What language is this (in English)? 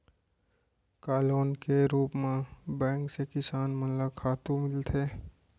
Chhattisgarhi